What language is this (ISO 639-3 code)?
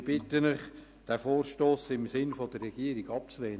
gsw